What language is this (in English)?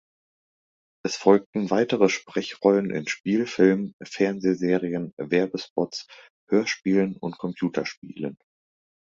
German